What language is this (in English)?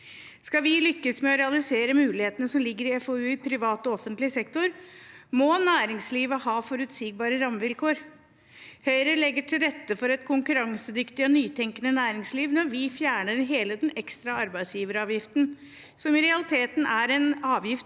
Norwegian